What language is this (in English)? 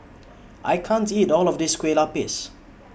English